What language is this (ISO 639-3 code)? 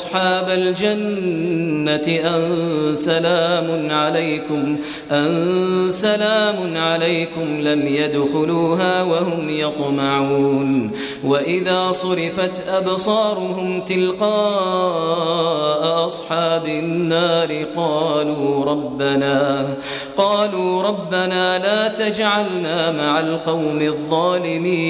ara